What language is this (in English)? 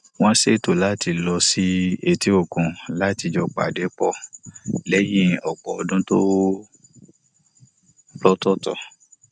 Yoruba